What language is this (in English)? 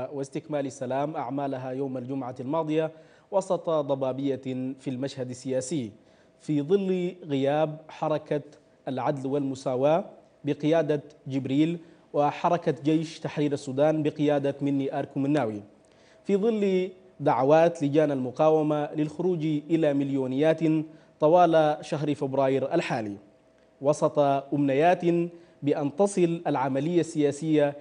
Arabic